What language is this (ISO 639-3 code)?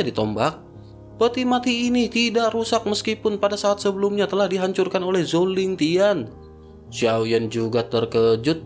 ind